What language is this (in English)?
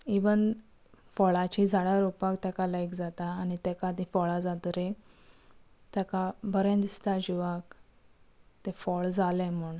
Konkani